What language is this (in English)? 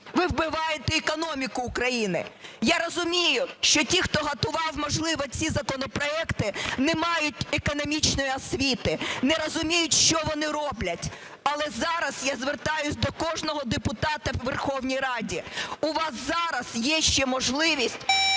Ukrainian